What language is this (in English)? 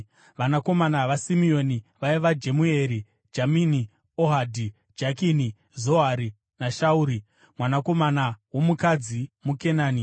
Shona